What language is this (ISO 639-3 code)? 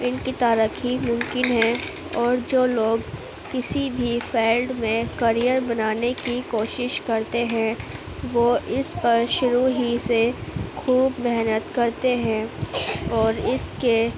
urd